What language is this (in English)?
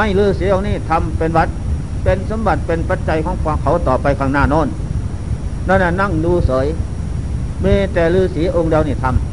Thai